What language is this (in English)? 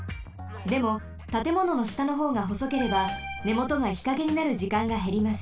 Japanese